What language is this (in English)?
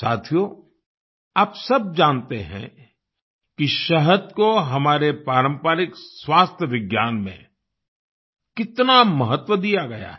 Hindi